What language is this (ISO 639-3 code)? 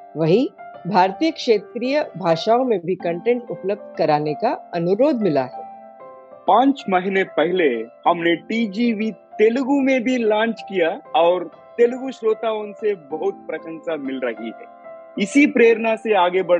hin